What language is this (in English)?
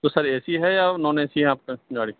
Urdu